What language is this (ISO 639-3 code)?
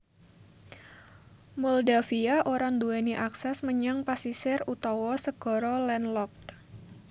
jav